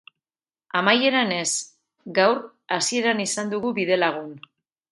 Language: Basque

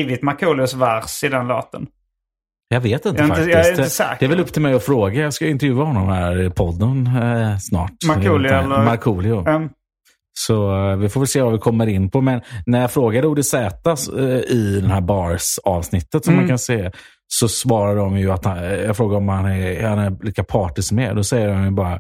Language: Swedish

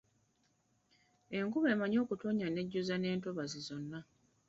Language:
Ganda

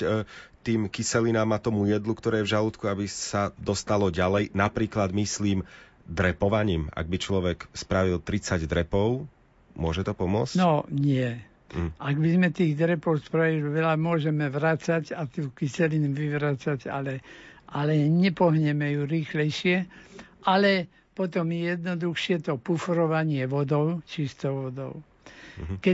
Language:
Slovak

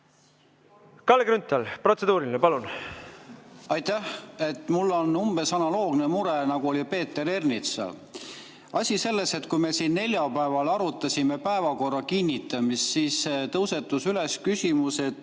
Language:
Estonian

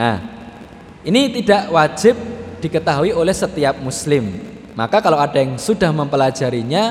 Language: Indonesian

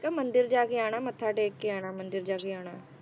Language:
Punjabi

